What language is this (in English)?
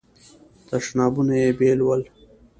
Pashto